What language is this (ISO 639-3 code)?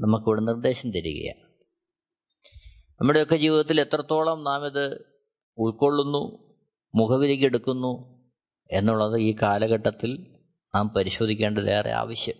mal